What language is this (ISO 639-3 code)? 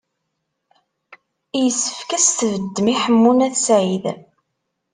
kab